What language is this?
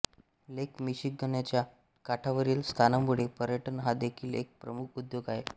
Marathi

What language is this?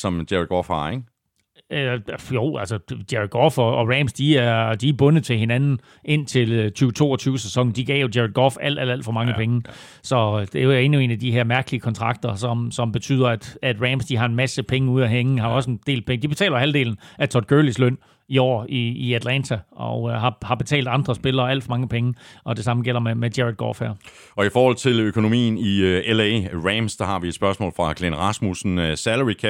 Danish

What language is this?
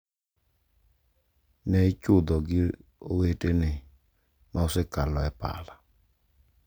Luo (Kenya and Tanzania)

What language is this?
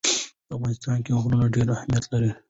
Pashto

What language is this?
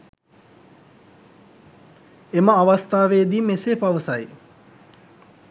Sinhala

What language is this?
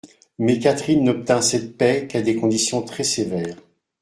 French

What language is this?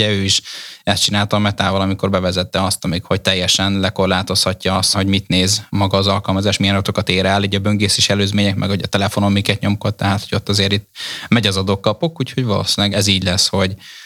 Hungarian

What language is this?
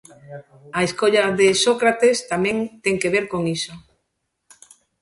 Galician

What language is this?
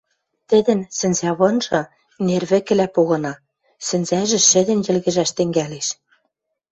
Western Mari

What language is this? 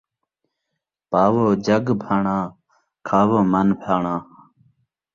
Saraiki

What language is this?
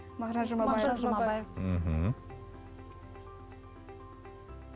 Kazakh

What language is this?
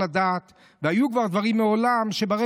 Hebrew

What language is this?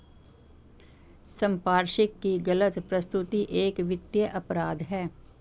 Hindi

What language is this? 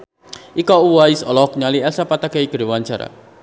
Sundanese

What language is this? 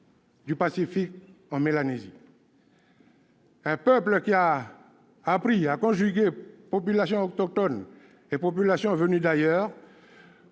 French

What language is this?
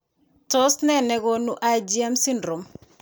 Kalenjin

